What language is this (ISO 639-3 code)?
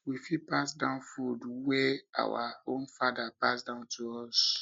pcm